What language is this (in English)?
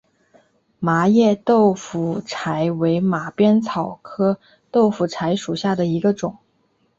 Chinese